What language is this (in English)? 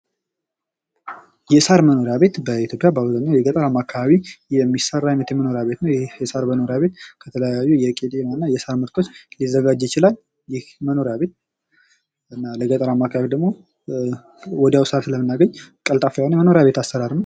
Amharic